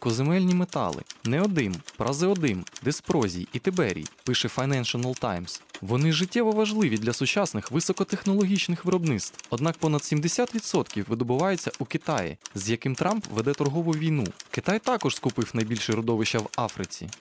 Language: Ukrainian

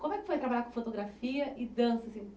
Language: Portuguese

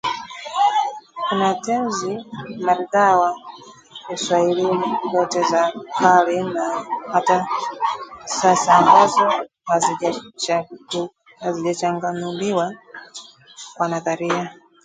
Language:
Swahili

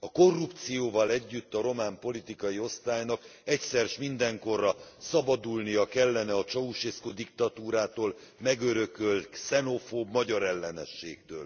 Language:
Hungarian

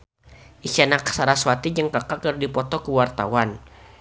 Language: Sundanese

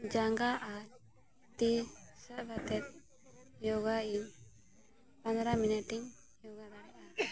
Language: Santali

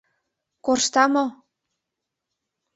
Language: Mari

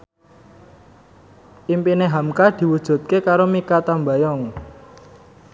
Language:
Javanese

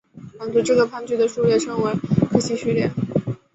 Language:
Chinese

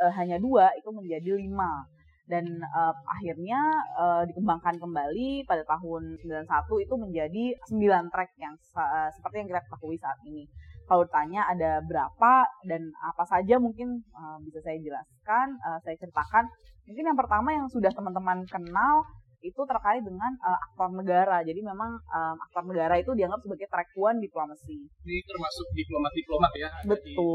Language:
Indonesian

